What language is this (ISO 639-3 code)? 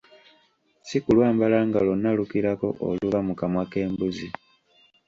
lug